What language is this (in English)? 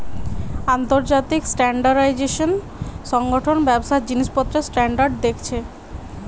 Bangla